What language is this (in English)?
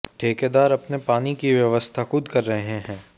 Hindi